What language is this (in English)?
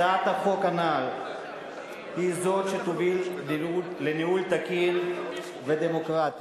Hebrew